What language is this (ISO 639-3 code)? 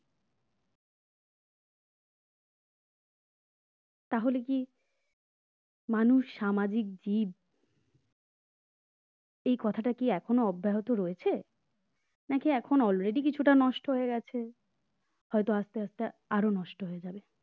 ben